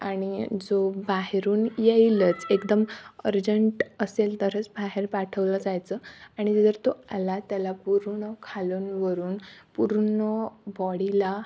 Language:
Marathi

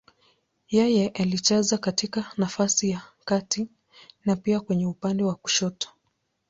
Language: Swahili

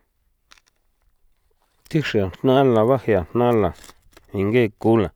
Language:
San Felipe Otlaltepec Popoloca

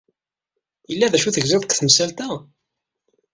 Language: Kabyle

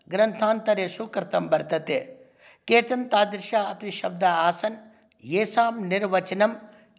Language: Sanskrit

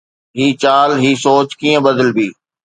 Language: Sindhi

